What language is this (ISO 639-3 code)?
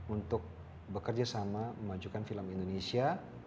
ind